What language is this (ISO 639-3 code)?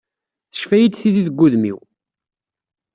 kab